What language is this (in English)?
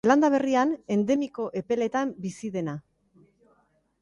Basque